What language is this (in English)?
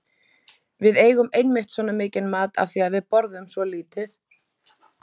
Icelandic